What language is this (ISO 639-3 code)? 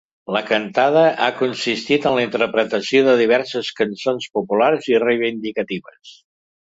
cat